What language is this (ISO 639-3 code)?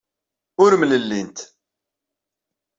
kab